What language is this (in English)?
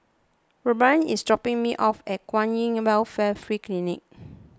English